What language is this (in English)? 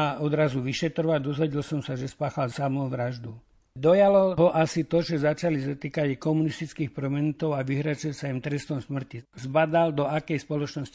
Slovak